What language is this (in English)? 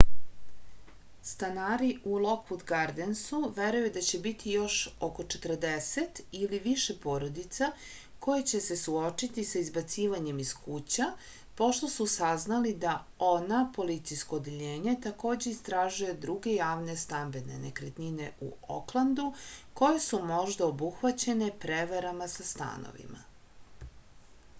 Serbian